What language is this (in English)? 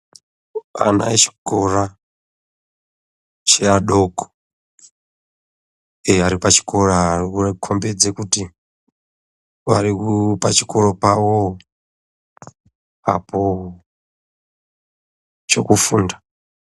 Ndau